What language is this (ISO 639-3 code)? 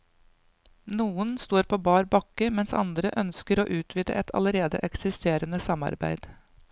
nor